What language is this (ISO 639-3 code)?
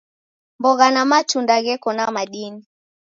dav